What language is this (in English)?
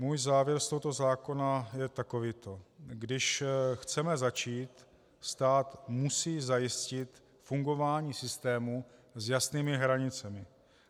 Czech